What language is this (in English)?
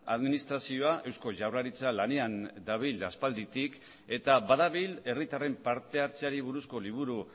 Basque